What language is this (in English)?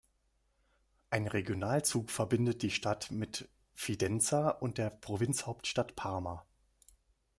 German